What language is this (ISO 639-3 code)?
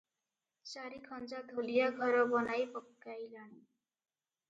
ori